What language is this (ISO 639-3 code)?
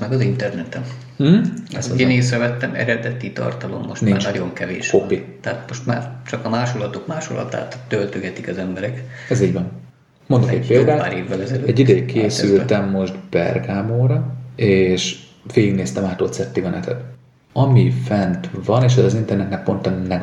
hun